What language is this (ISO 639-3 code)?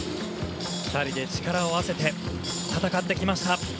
jpn